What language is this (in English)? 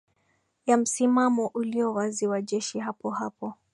Swahili